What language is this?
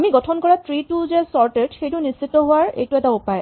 Assamese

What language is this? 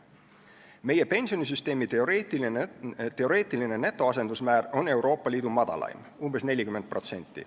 Estonian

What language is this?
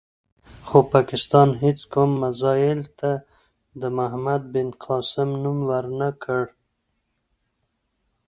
Pashto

